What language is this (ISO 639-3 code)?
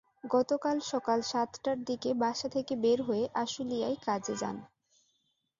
ben